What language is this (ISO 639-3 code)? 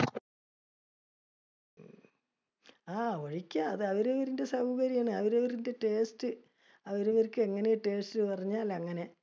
mal